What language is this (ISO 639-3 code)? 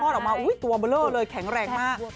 tha